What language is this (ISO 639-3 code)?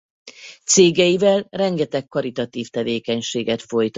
hun